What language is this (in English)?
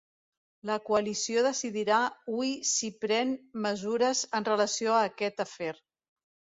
Catalan